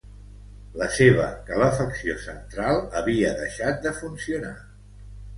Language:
Catalan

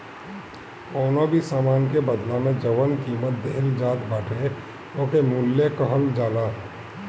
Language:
Bhojpuri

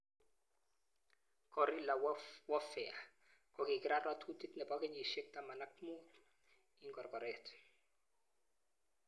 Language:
Kalenjin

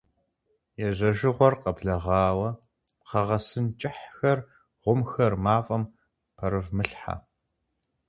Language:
Kabardian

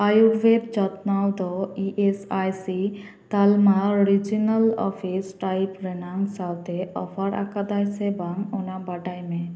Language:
Santali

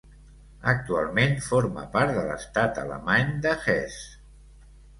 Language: Catalan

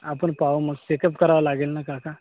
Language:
Marathi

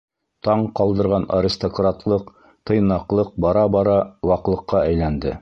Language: Bashkir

